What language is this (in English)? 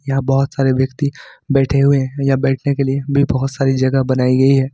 Hindi